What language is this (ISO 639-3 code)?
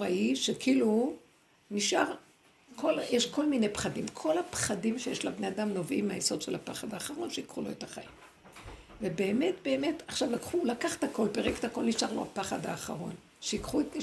heb